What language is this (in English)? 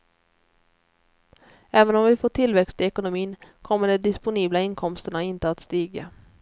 Swedish